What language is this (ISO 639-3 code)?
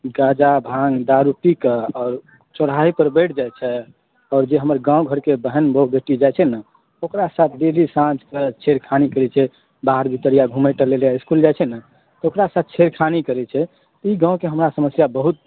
mai